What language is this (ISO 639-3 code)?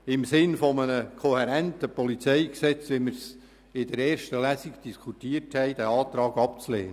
gsw